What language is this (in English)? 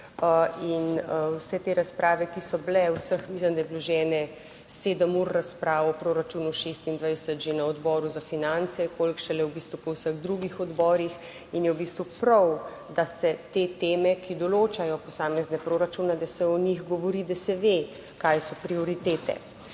Slovenian